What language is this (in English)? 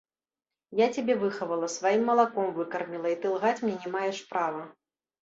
Belarusian